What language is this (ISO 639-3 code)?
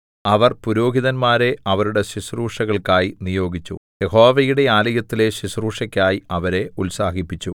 mal